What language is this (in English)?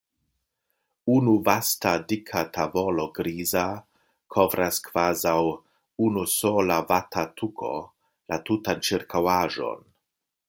Esperanto